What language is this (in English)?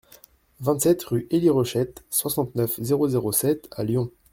French